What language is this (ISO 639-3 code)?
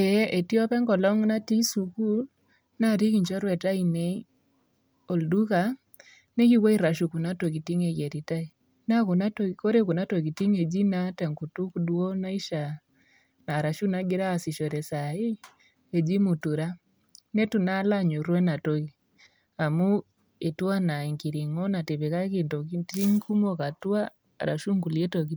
mas